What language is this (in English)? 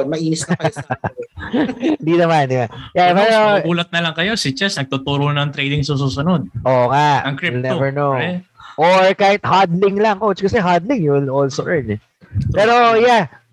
Filipino